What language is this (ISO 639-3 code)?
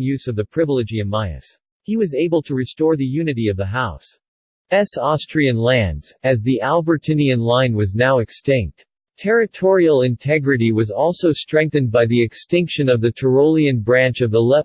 eng